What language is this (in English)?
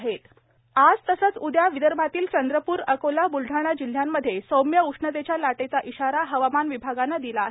Marathi